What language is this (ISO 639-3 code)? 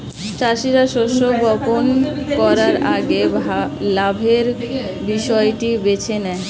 ben